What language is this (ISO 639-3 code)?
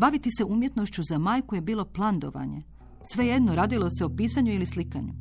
hrv